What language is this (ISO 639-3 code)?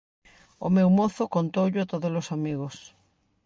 glg